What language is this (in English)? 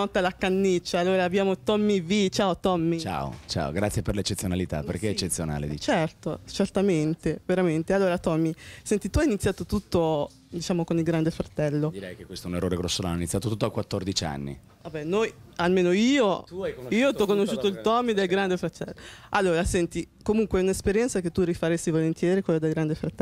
Italian